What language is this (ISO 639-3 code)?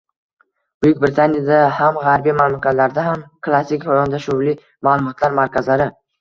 uzb